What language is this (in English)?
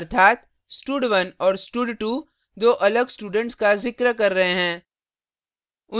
Hindi